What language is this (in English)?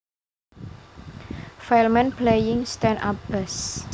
Javanese